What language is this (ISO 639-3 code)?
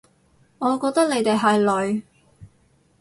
yue